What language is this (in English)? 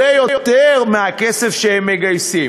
Hebrew